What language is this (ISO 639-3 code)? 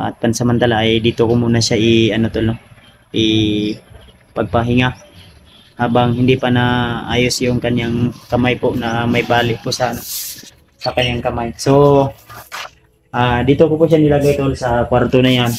fil